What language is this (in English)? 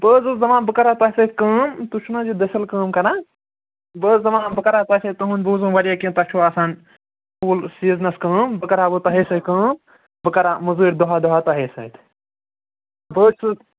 Kashmiri